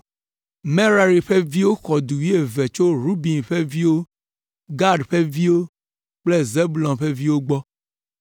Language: Ewe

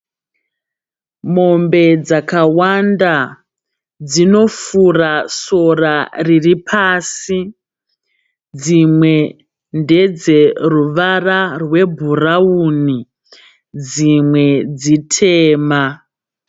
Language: Shona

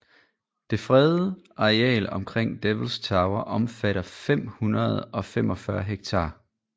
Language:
Danish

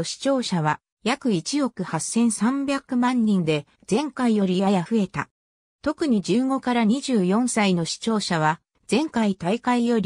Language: Japanese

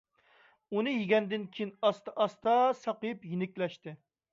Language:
Uyghur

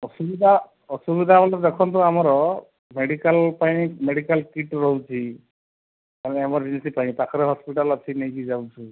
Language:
Odia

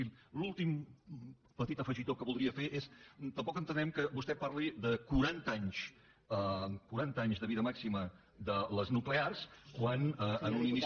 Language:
Catalan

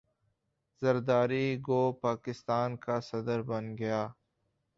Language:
Urdu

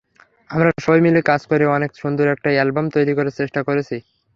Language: Bangla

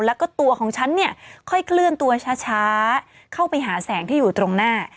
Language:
Thai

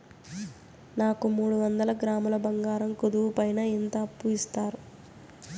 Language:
Telugu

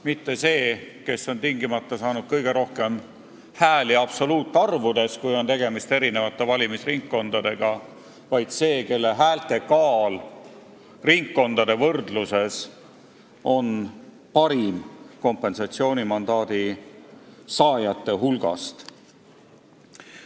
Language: Estonian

